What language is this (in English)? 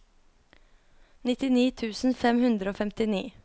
Norwegian